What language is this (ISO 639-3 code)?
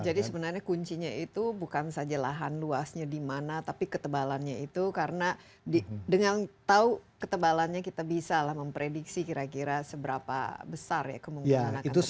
ind